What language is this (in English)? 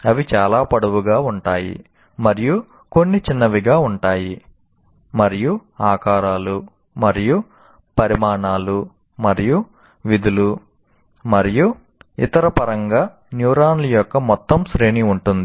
Telugu